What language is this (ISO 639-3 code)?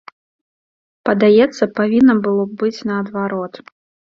bel